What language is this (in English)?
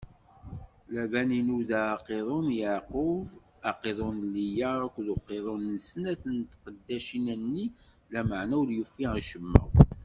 Kabyle